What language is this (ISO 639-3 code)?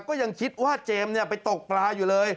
tha